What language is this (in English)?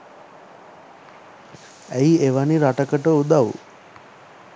Sinhala